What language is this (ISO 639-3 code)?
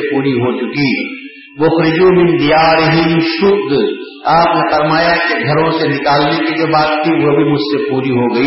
urd